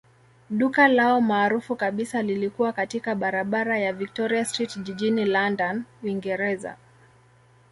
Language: Swahili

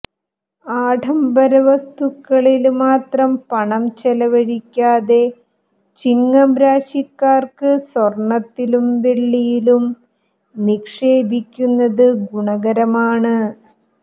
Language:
Malayalam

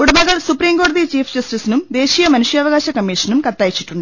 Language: Malayalam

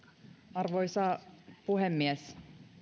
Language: Finnish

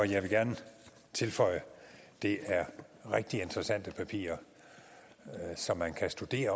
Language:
Danish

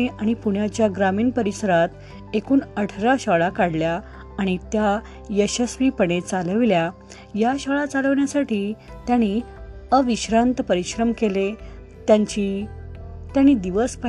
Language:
Marathi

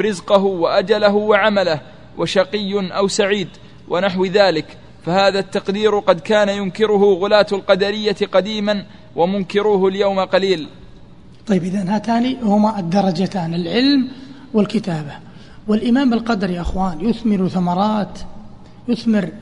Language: Arabic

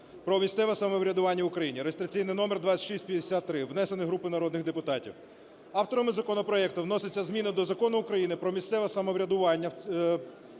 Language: Ukrainian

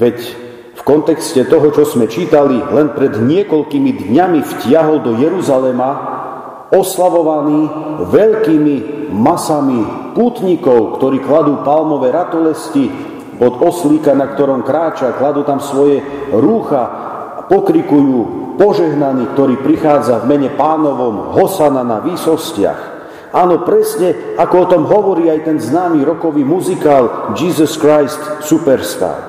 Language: Slovak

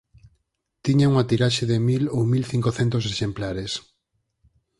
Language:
Galician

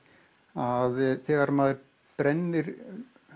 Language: Icelandic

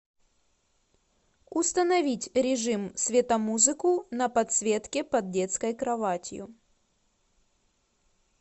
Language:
Russian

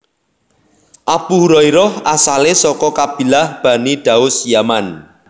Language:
Javanese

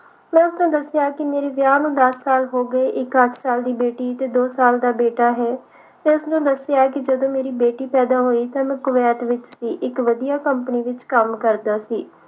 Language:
Punjabi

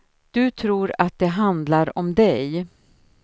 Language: Swedish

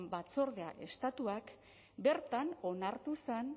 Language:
Basque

